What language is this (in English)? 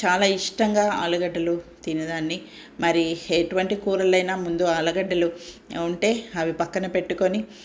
Telugu